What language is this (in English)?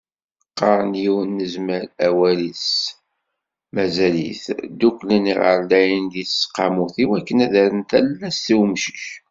Kabyle